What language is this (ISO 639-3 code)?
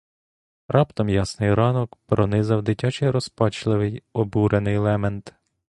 ukr